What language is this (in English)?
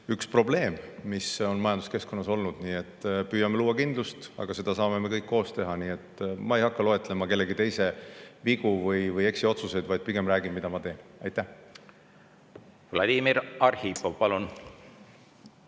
Estonian